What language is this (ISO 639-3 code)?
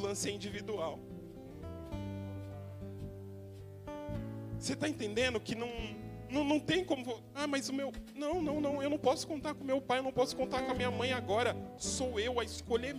por